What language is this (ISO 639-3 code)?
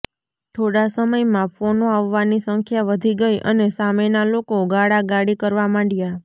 guj